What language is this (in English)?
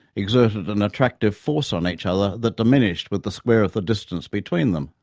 English